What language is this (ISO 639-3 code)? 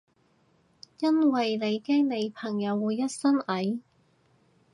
yue